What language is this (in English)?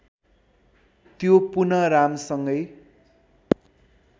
Nepali